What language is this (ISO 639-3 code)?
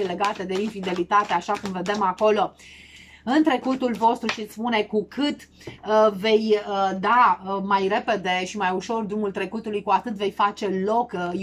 ron